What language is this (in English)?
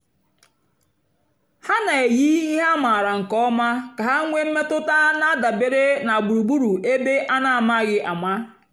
Igbo